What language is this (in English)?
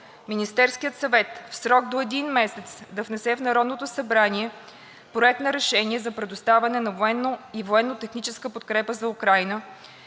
Bulgarian